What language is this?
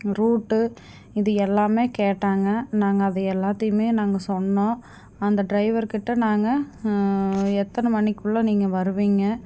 Tamil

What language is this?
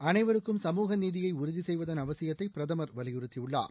Tamil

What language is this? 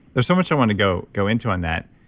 English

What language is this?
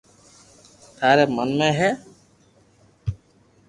Loarki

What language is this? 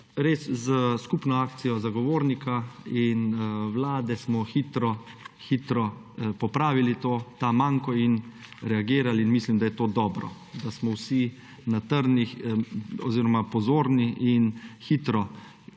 Slovenian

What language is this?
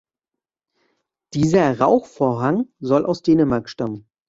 German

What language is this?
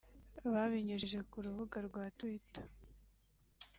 Kinyarwanda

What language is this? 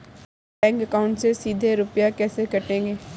Hindi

